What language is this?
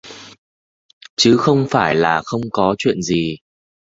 Vietnamese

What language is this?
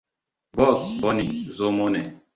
Hausa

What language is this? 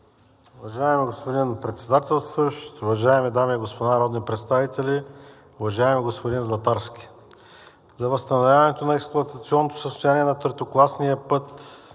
Bulgarian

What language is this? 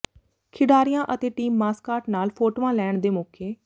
Punjabi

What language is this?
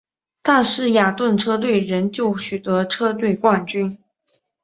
Chinese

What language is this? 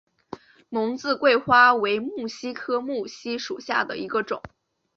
Chinese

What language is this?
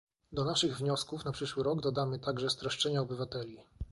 Polish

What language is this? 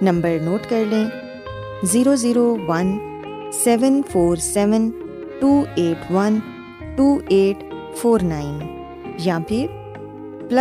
Urdu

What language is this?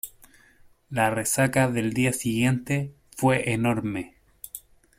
Spanish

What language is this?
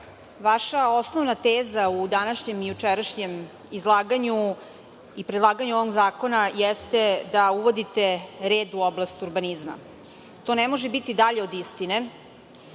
Serbian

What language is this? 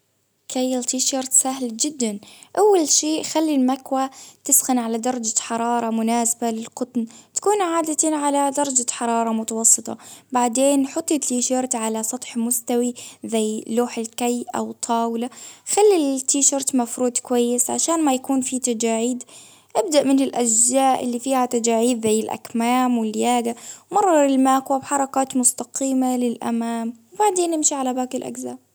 Baharna Arabic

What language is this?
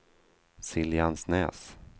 Swedish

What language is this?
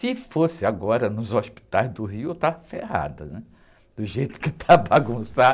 Portuguese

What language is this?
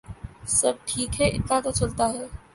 Urdu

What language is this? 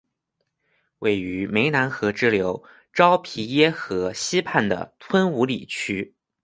Chinese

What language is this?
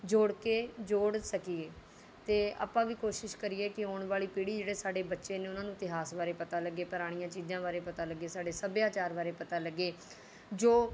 Punjabi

